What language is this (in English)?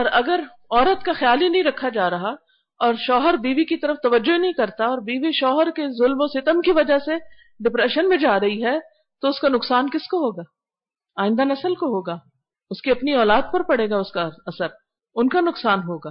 Urdu